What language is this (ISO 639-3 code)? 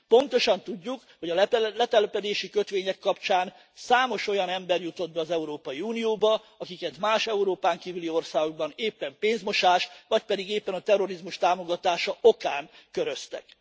hun